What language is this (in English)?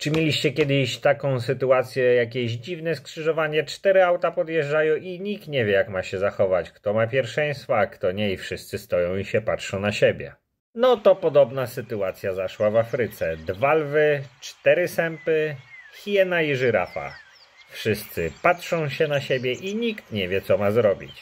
Polish